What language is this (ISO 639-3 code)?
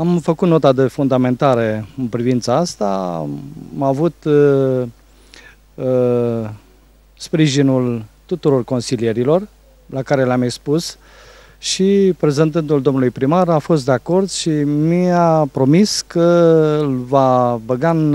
ron